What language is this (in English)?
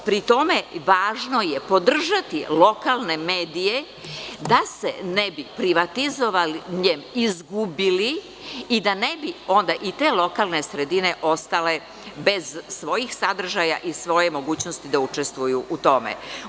Serbian